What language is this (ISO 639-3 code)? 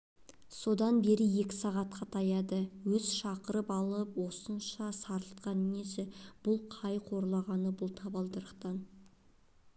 kaz